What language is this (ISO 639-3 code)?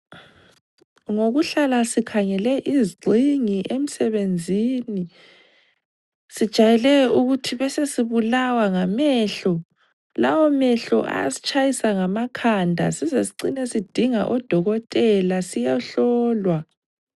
nde